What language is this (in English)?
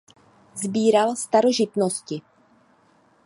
Czech